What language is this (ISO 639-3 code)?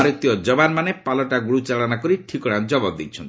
ori